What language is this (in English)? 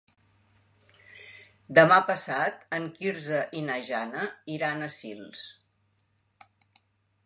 Catalan